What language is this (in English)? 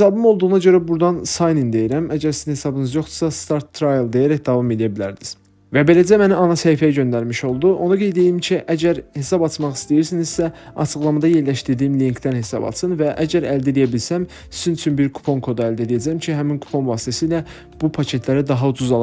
Turkish